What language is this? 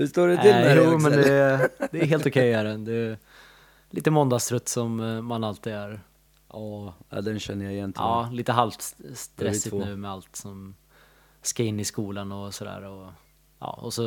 Swedish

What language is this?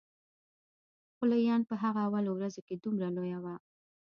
Pashto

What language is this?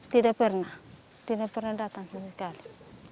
Indonesian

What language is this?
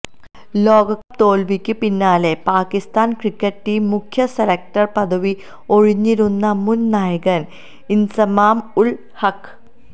Malayalam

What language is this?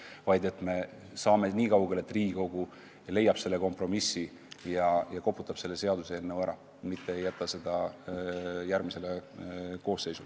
Estonian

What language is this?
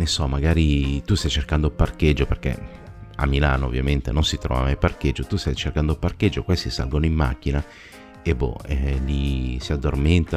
Italian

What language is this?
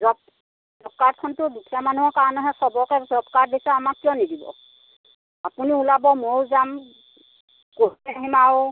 Assamese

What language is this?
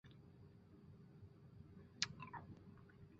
Chinese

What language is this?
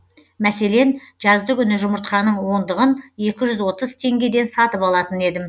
Kazakh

